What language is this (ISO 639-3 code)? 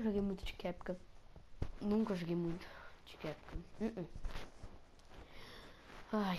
por